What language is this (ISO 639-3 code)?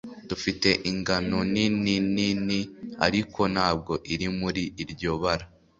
kin